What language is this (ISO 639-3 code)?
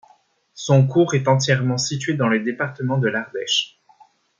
fra